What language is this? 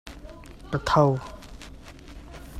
Hakha Chin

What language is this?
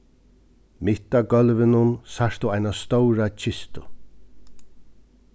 Faroese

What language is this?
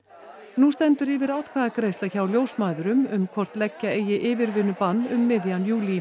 Icelandic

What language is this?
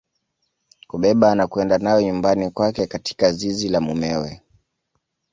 Swahili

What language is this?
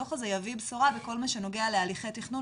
Hebrew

